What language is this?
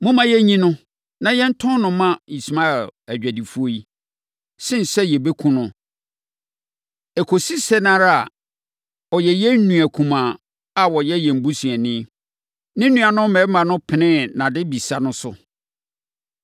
Akan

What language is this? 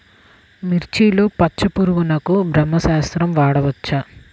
Telugu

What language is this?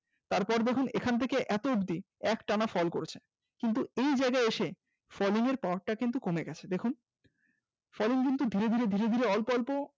Bangla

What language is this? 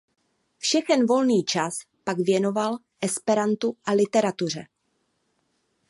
Czech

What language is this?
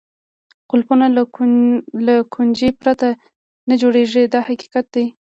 Pashto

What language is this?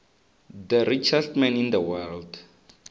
Tsonga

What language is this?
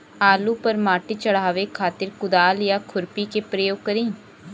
Bhojpuri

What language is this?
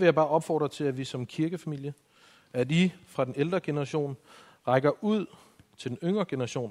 Danish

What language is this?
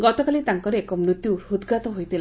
Odia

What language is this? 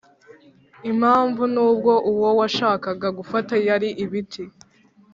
Kinyarwanda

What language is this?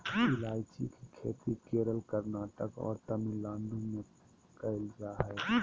Magahi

